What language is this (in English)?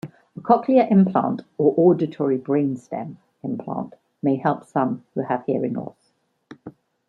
English